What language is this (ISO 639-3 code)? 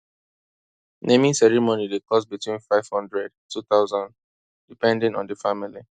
pcm